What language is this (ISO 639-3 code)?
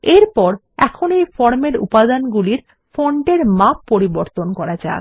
ben